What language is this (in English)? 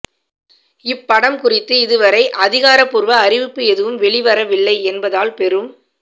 Tamil